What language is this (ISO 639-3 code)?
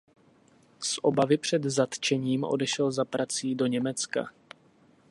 ces